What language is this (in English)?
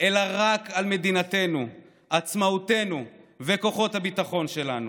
Hebrew